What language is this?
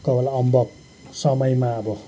Nepali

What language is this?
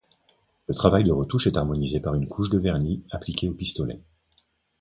French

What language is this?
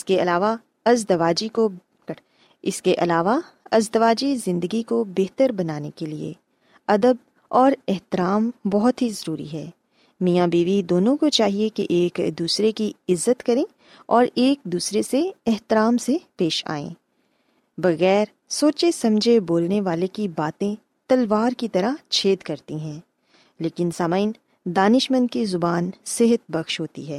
Urdu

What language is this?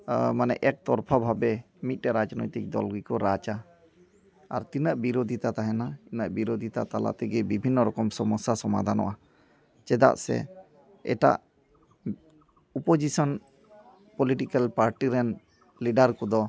Santali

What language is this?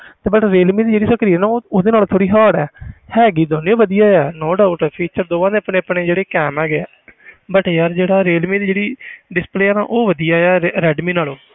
Punjabi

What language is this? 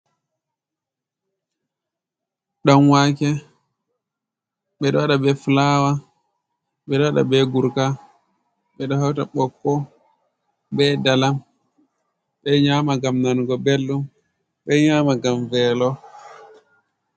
Fula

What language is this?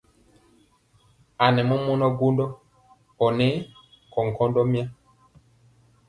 Mpiemo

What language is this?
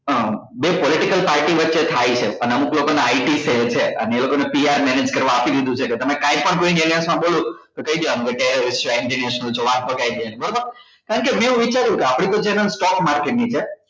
Gujarati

